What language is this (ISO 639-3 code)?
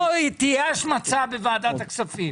heb